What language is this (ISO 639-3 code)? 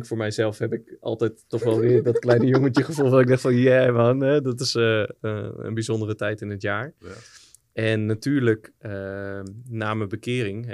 nld